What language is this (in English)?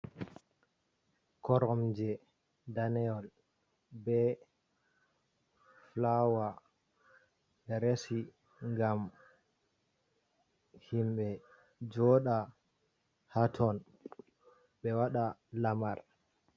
Fula